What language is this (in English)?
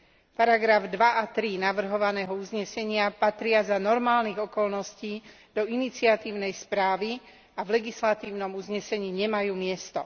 Slovak